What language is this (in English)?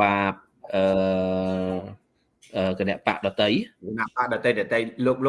Vietnamese